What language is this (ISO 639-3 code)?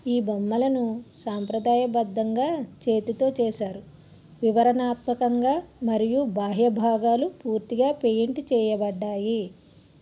tel